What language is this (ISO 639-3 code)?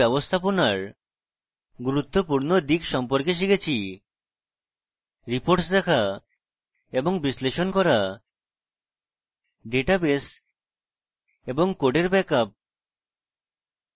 ben